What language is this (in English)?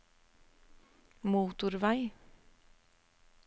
Norwegian